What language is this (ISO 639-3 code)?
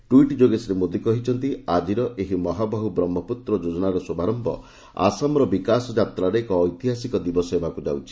ori